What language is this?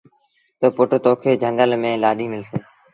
Sindhi Bhil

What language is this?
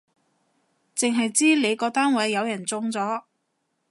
Cantonese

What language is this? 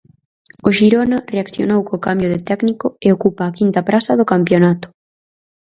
Galician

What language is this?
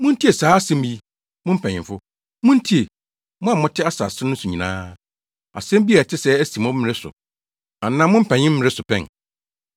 Akan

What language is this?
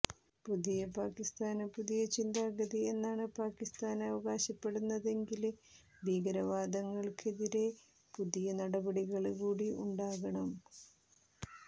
Malayalam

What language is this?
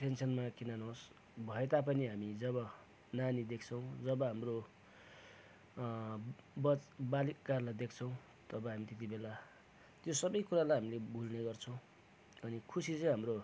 Nepali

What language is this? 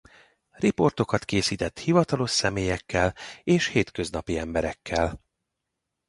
Hungarian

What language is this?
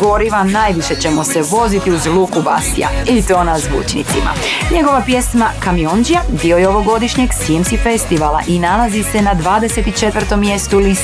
Croatian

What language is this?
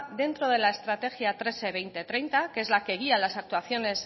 Spanish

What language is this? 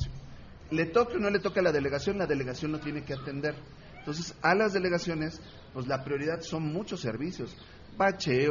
Spanish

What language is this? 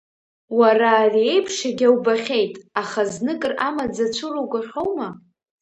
Abkhazian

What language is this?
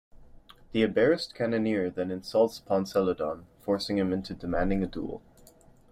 English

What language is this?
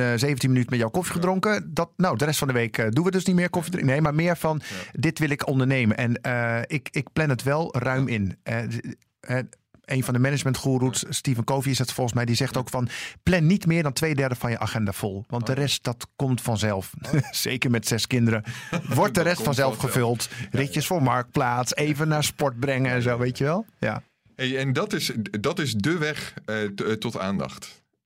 Dutch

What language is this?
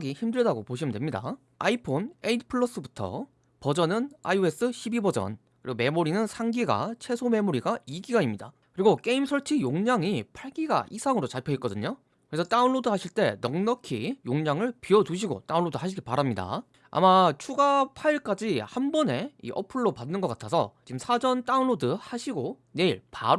Korean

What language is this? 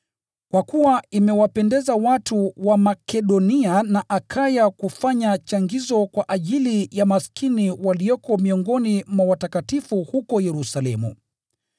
Swahili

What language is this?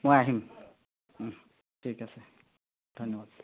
Assamese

